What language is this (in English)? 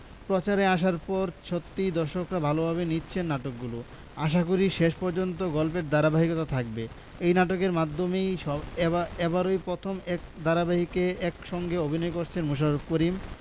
Bangla